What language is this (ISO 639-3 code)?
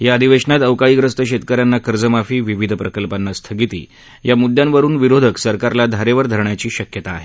mar